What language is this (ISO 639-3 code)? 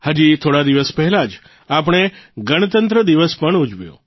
guj